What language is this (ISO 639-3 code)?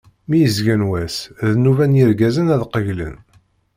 kab